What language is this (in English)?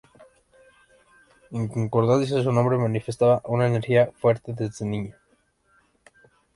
Spanish